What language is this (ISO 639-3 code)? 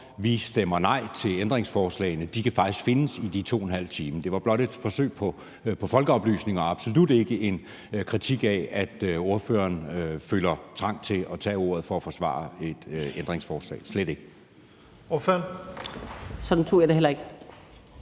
dan